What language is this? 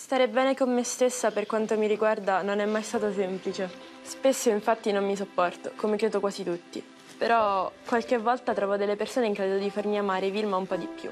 Italian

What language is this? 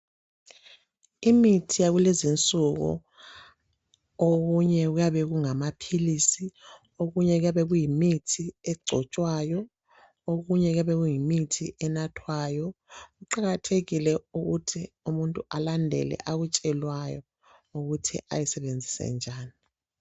North Ndebele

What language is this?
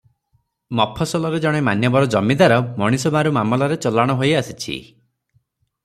Odia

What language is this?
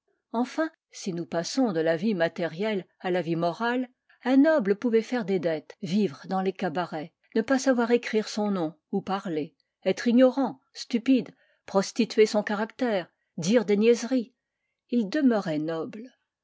French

